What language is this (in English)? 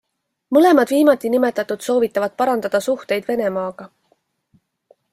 Estonian